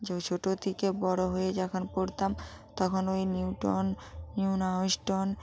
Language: Bangla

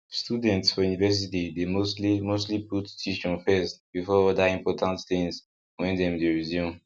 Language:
Nigerian Pidgin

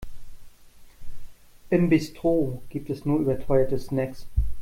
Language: German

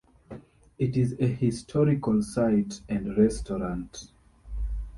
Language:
English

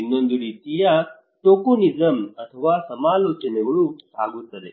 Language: Kannada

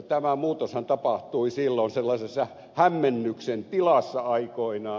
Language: Finnish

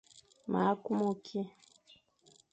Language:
Fang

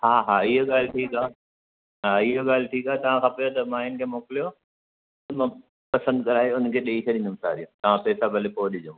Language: Sindhi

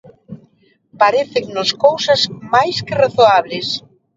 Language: Galician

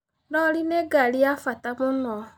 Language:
Kikuyu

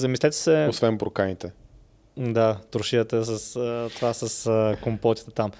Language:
Bulgarian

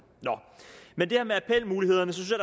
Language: Danish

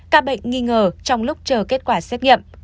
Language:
Vietnamese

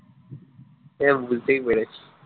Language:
Bangla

